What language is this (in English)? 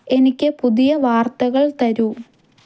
Malayalam